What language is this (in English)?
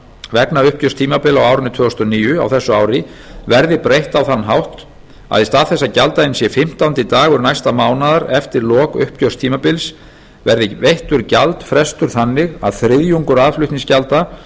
Icelandic